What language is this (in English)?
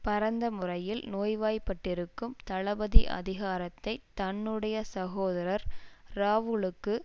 Tamil